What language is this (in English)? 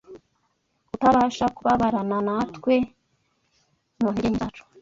Kinyarwanda